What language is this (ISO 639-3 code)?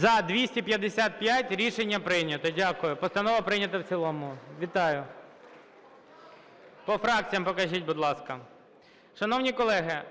ukr